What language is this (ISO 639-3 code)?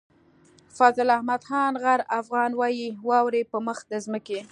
pus